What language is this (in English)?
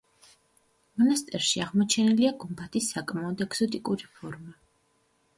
Georgian